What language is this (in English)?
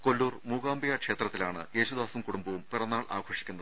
Malayalam